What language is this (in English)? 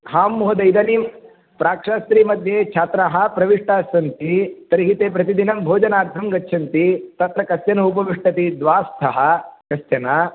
Sanskrit